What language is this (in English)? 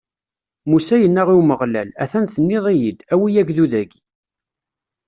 Kabyle